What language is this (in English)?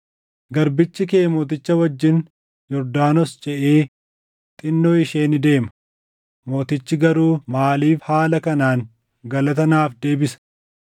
Oromo